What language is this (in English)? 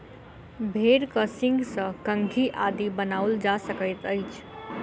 Maithili